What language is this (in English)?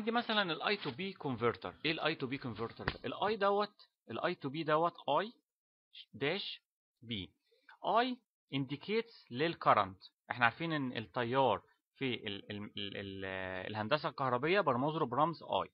Arabic